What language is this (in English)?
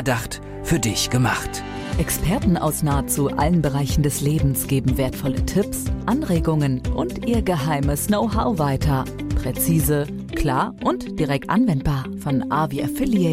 German